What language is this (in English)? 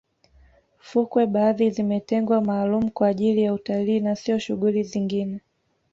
Swahili